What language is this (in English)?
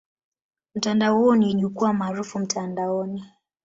Swahili